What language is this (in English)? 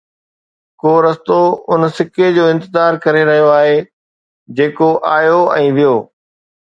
Sindhi